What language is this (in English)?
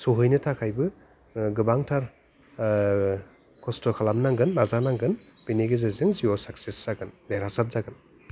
Bodo